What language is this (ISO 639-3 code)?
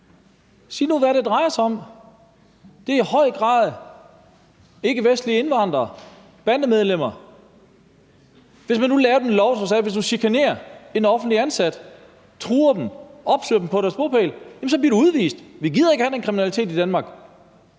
dan